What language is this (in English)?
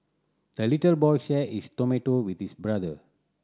English